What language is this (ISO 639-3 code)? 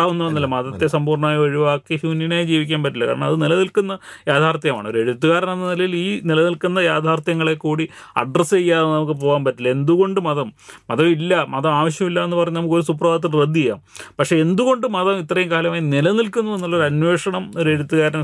mal